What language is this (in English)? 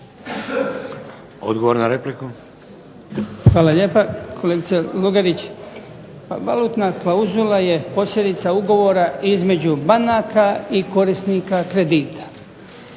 Croatian